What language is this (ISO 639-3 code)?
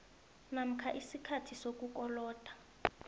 nbl